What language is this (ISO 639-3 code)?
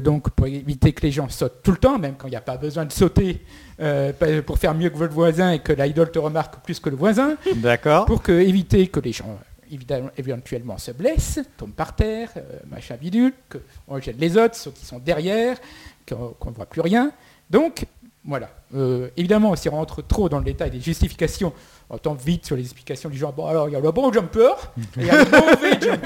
fra